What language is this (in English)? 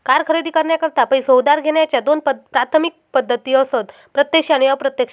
Marathi